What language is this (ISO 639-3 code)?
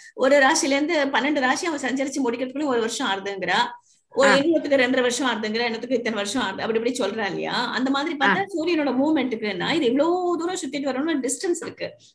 tam